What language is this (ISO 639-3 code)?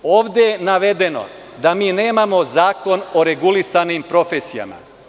srp